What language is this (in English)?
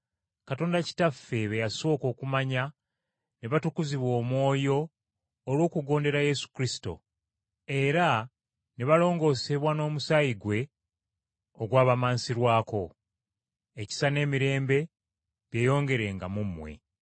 Ganda